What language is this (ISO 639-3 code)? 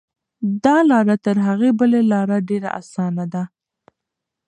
pus